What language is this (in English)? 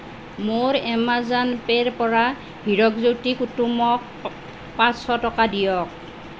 Assamese